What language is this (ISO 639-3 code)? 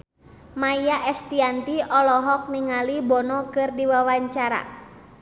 sun